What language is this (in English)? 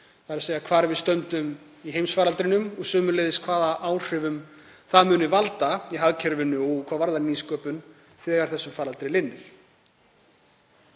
Icelandic